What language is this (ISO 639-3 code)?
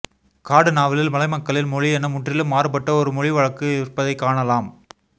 tam